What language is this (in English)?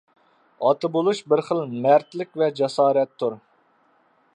Uyghur